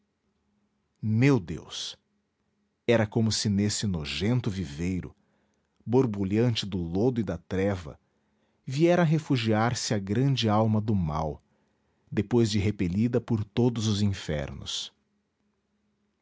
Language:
Portuguese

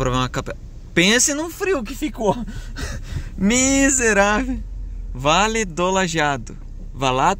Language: Portuguese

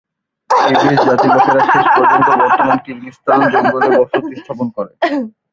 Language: Bangla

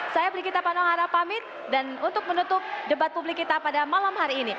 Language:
Indonesian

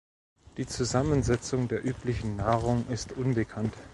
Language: German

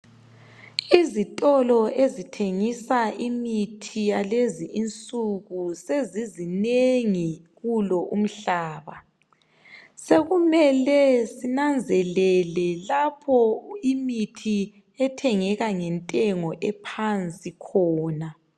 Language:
North Ndebele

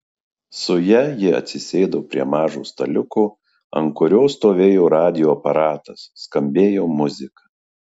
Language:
Lithuanian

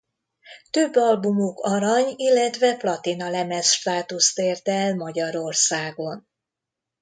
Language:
Hungarian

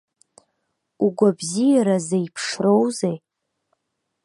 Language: Abkhazian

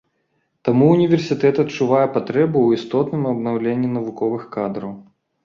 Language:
Belarusian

